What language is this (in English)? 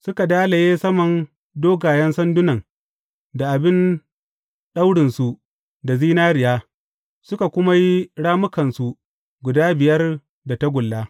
Hausa